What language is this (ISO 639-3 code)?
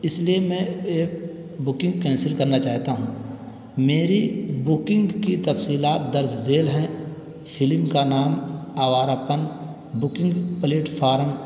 urd